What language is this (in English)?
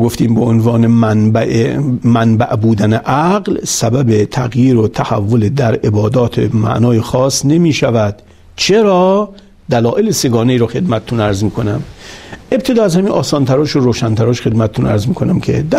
Persian